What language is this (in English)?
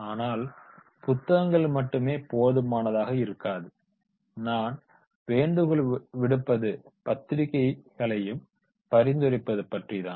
Tamil